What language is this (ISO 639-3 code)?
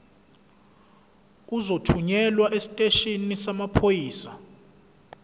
zul